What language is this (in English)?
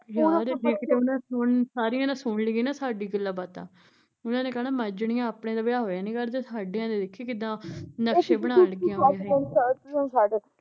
Punjabi